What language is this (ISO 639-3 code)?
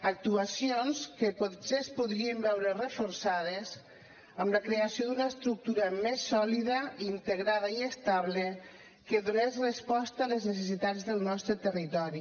cat